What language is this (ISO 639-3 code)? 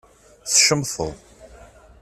kab